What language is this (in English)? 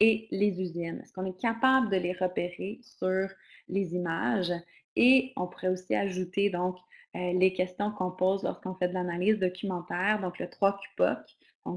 French